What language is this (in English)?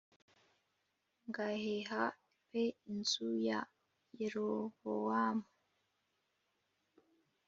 Kinyarwanda